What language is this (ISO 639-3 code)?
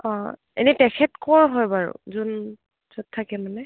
asm